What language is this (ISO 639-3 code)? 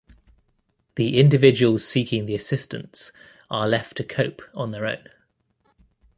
eng